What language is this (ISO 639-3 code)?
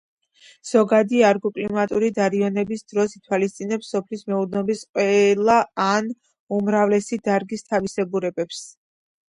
kat